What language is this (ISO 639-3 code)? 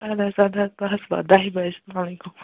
kas